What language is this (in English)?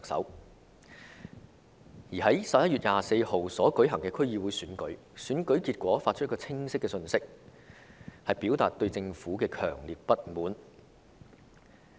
Cantonese